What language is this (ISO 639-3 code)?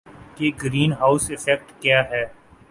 urd